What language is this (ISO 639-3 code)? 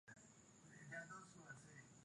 swa